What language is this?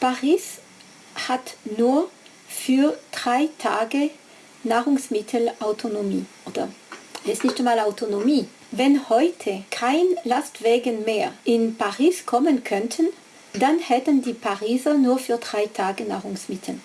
German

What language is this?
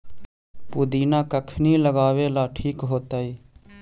Magahi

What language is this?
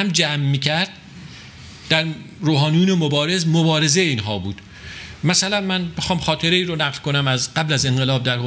Persian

